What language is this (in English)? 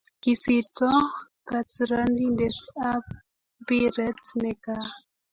Kalenjin